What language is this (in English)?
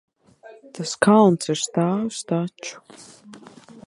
Latvian